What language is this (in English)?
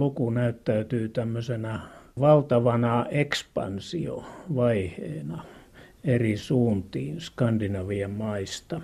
Finnish